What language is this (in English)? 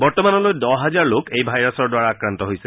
Assamese